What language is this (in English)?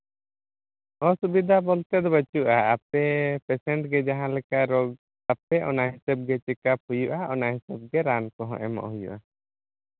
Santali